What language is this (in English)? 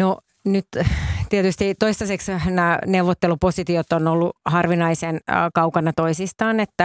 Finnish